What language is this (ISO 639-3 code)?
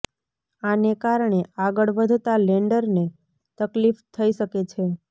guj